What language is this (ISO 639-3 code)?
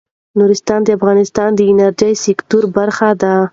pus